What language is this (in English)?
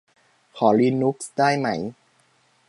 Thai